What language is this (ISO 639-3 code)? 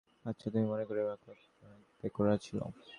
ben